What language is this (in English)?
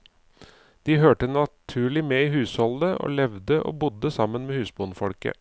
Norwegian